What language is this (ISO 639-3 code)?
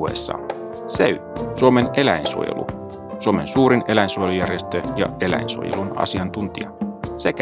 fin